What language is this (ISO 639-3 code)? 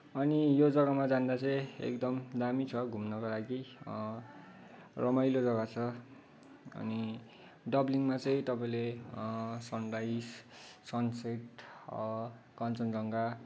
nep